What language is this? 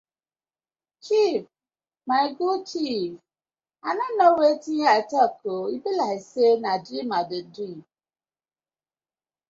Nigerian Pidgin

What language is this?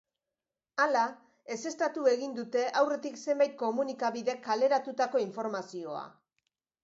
Basque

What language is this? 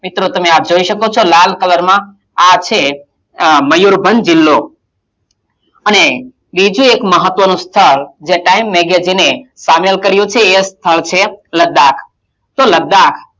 Gujarati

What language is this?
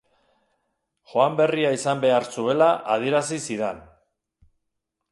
Basque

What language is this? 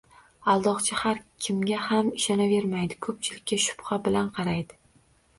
Uzbek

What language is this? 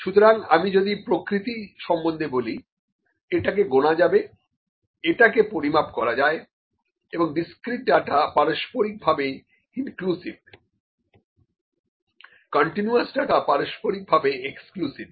Bangla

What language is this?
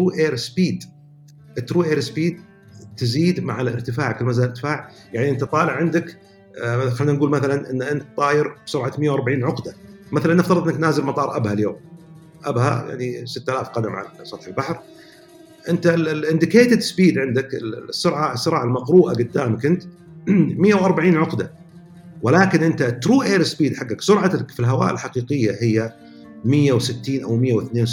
Arabic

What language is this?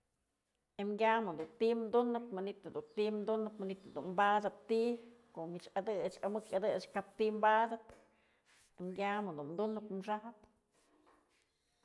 Mazatlán Mixe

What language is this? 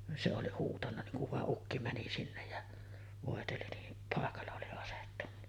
Finnish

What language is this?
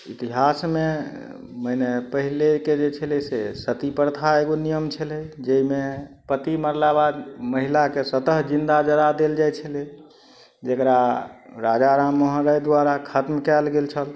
Maithili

